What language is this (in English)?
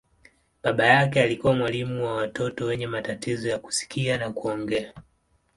Swahili